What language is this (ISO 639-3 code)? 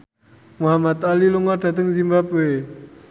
jav